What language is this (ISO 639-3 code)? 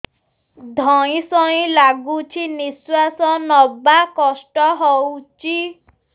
ori